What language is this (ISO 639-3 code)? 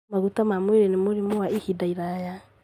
kik